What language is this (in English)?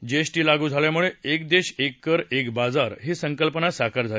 Marathi